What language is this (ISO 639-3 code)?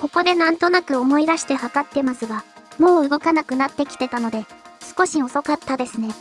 jpn